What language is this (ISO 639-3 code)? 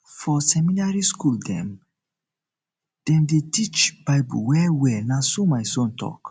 pcm